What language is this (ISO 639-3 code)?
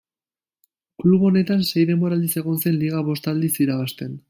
eus